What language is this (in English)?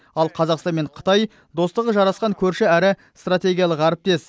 Kazakh